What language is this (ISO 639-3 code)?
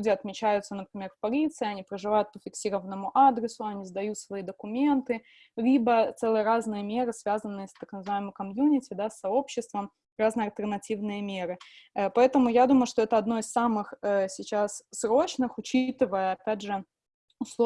rus